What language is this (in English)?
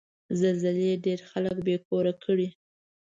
Pashto